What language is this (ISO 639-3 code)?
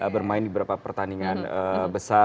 ind